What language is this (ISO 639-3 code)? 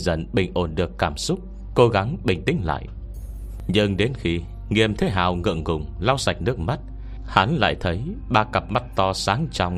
vie